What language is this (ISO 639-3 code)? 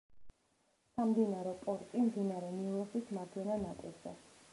kat